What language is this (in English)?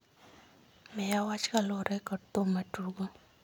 Luo (Kenya and Tanzania)